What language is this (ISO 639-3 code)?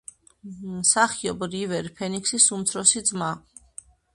kat